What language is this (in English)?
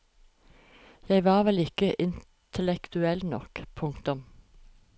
Norwegian